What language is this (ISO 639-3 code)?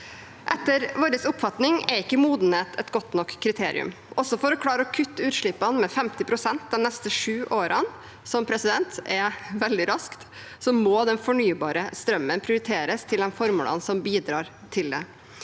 nor